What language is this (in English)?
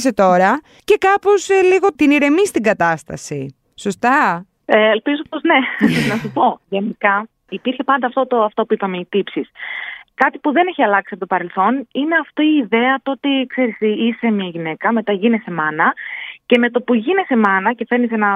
Greek